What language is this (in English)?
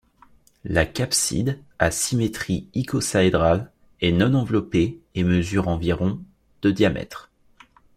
French